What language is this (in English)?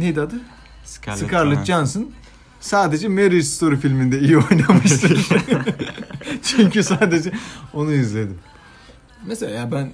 Turkish